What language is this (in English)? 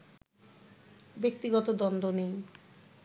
Bangla